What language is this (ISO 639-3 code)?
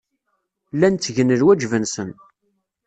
kab